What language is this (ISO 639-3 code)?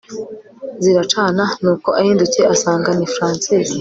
kin